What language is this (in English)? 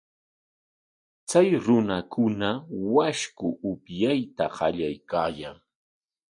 Corongo Ancash Quechua